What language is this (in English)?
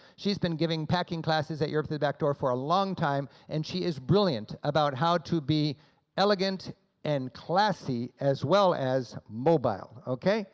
English